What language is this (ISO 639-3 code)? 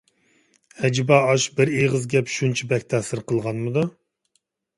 uig